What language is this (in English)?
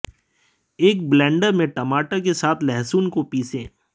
Hindi